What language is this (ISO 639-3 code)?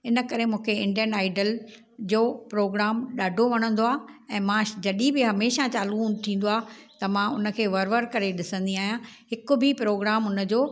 snd